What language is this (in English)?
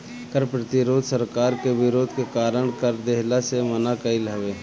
Bhojpuri